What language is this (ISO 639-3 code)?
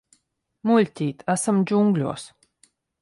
lav